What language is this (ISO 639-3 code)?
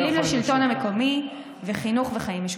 heb